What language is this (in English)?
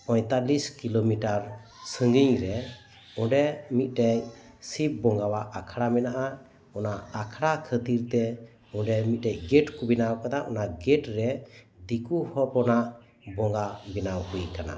Santali